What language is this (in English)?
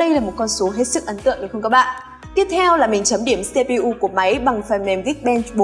Vietnamese